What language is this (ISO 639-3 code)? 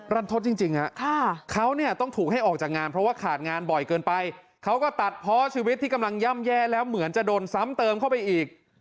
tha